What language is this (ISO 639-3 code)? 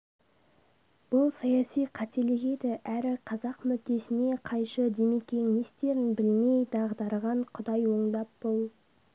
kaz